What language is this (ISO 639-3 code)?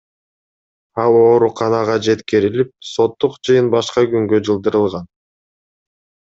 kir